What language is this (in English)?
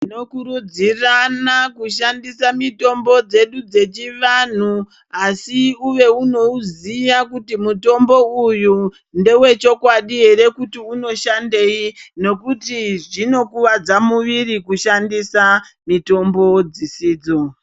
Ndau